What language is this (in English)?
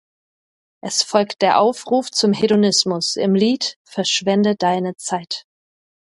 German